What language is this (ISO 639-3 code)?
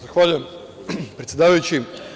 srp